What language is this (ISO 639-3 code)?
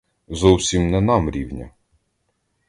ukr